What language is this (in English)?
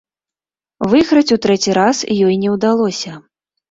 Belarusian